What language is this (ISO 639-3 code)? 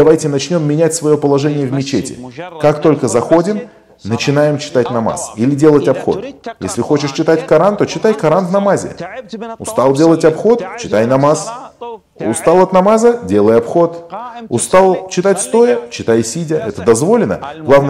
rus